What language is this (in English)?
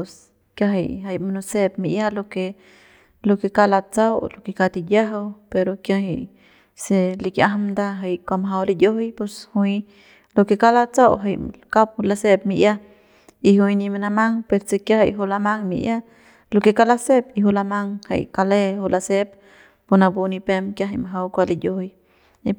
Central Pame